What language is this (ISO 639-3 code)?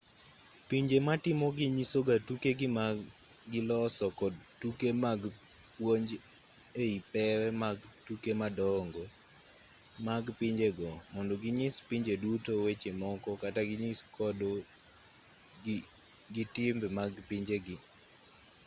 luo